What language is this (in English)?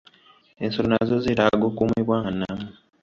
Ganda